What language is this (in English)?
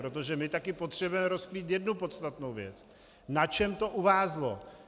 Czech